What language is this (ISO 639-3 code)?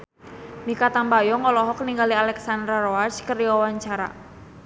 sun